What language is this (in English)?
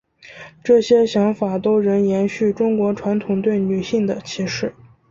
Chinese